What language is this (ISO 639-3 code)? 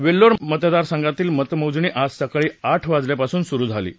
mar